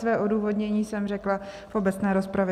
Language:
Czech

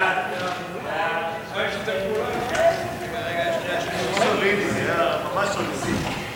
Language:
Hebrew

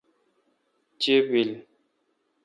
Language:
Kalkoti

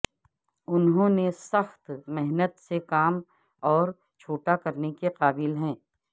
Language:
Urdu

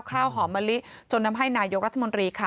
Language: Thai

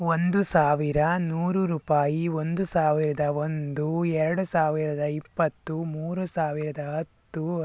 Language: Kannada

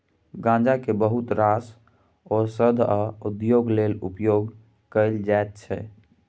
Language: Maithili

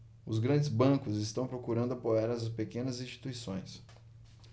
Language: Portuguese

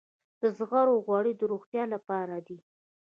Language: Pashto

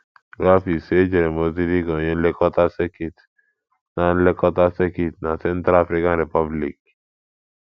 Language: Igbo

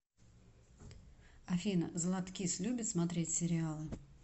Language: Russian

